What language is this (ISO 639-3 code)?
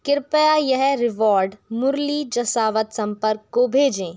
hin